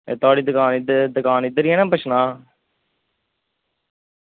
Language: Dogri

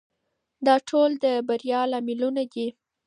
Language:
Pashto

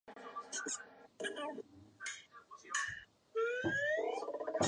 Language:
Chinese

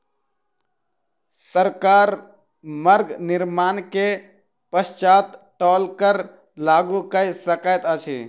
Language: Maithili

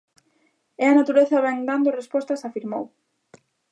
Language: Galician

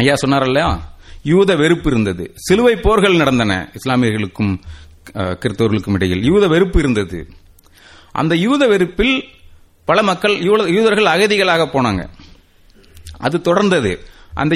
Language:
Tamil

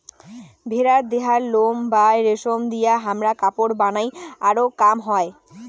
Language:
Bangla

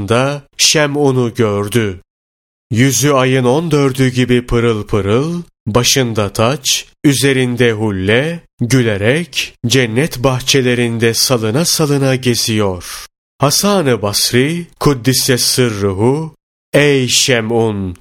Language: Turkish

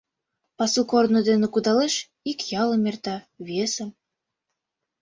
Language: Mari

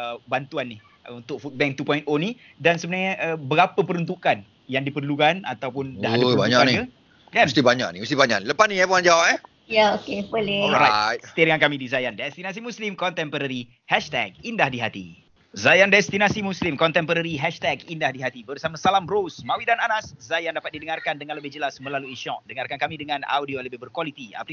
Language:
Malay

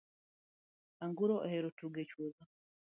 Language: Luo (Kenya and Tanzania)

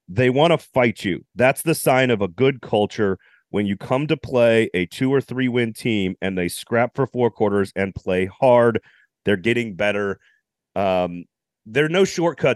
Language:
English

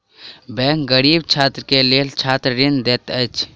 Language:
Maithili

